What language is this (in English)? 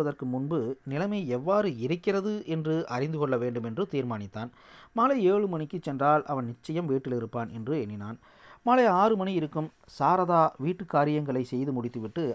Tamil